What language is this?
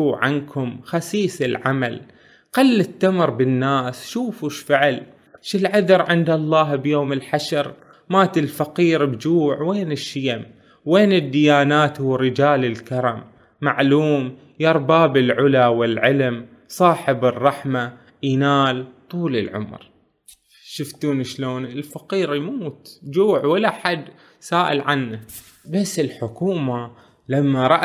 Arabic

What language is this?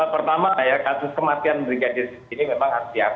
Indonesian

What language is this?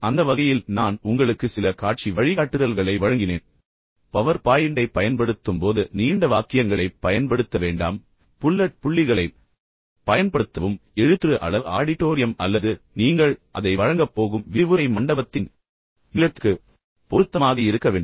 Tamil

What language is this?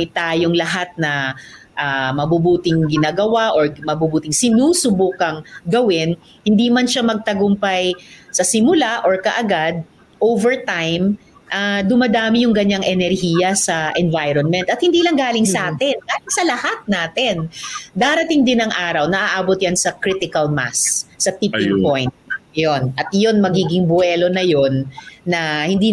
Filipino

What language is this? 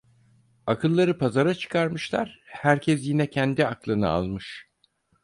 Turkish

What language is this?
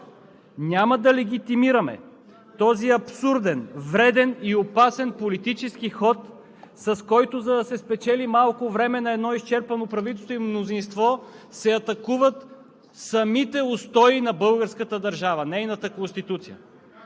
Bulgarian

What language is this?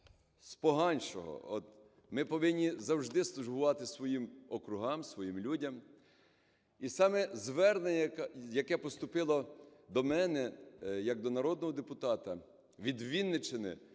Ukrainian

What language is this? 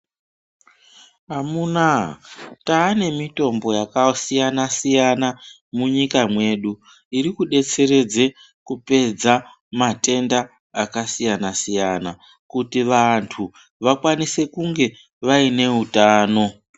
Ndau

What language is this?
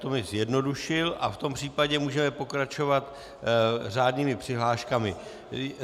Czech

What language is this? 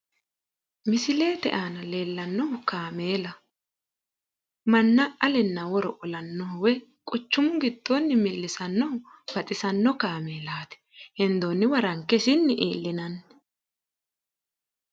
Sidamo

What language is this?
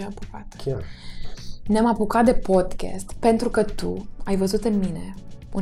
Romanian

